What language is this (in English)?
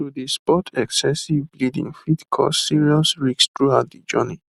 Nigerian Pidgin